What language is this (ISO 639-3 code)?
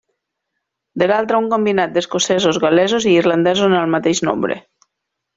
cat